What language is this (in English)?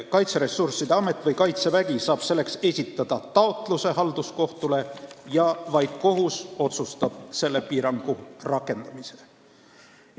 Estonian